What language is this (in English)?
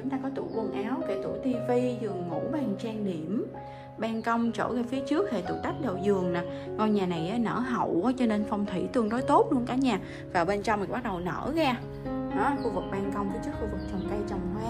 Vietnamese